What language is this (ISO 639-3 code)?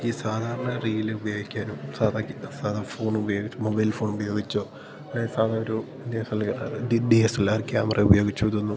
mal